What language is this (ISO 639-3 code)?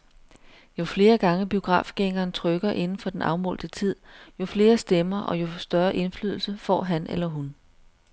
dan